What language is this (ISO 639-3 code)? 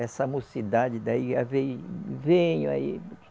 por